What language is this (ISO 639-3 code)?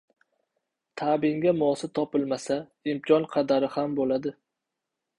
uzb